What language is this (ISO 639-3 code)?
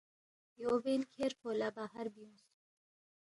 bft